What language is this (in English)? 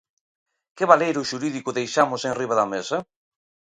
Galician